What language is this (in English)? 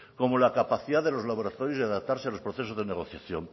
Spanish